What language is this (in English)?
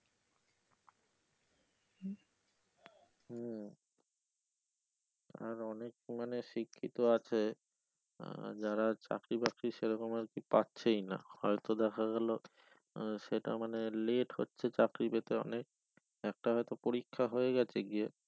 Bangla